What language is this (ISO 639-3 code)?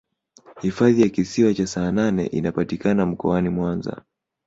swa